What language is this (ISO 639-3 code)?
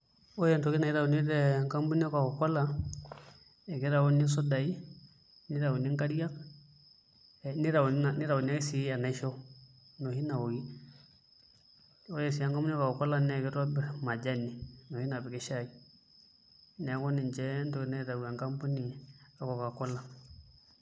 mas